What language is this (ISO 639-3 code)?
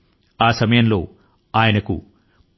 tel